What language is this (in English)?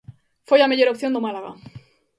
Galician